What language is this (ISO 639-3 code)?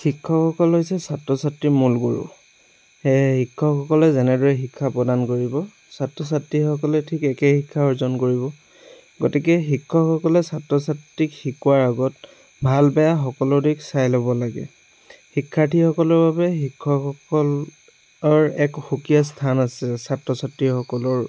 asm